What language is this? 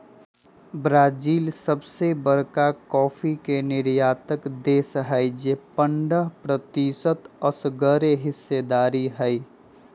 Magahi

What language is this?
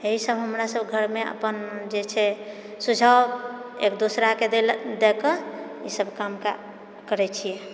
Maithili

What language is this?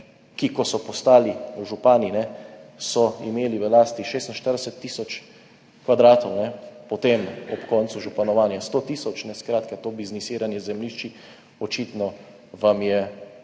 Slovenian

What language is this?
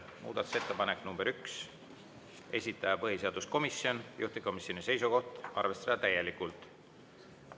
Estonian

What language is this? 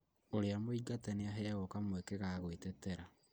Kikuyu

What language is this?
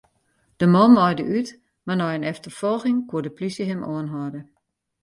Western Frisian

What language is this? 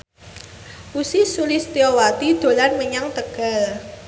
Javanese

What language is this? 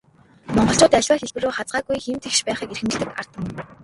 Mongolian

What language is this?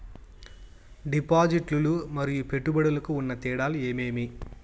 Telugu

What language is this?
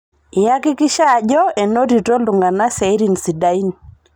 Masai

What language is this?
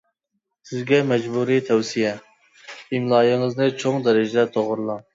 Uyghur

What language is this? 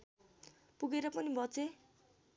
Nepali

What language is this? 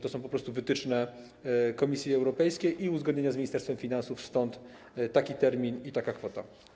Polish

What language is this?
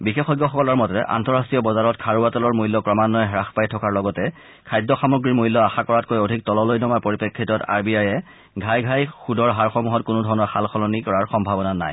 Assamese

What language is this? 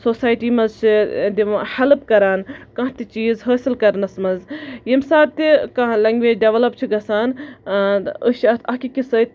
Kashmiri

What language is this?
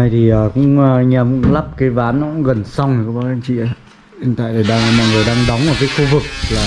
Vietnamese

